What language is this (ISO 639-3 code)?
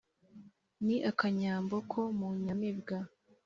kin